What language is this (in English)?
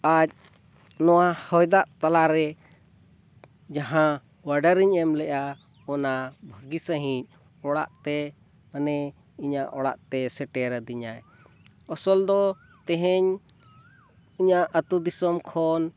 Santali